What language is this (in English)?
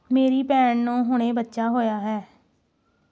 Punjabi